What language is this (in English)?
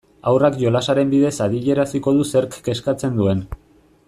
Basque